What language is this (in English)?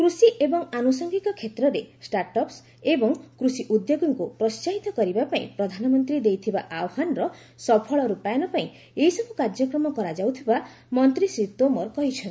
Odia